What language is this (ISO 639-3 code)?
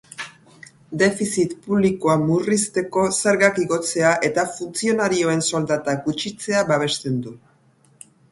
eus